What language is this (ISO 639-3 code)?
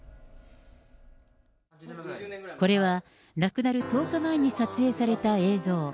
jpn